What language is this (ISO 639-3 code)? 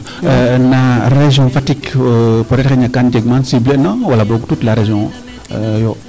srr